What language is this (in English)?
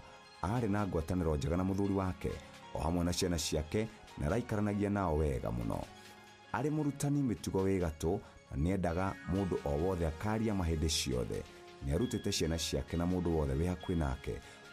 Swahili